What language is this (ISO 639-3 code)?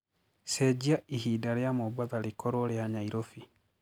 kik